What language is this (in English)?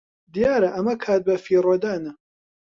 Central Kurdish